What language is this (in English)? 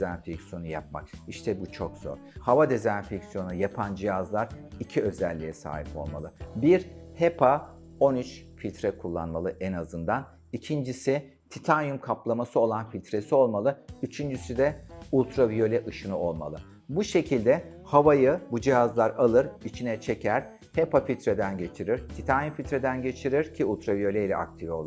Turkish